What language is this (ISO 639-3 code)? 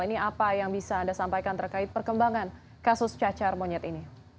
ind